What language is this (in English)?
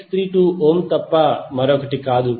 Telugu